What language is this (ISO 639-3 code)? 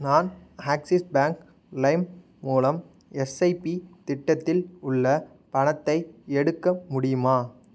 tam